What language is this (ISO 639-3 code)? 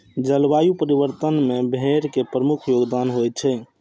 mai